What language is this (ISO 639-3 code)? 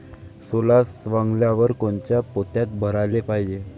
mar